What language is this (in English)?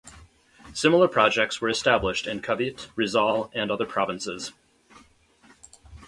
English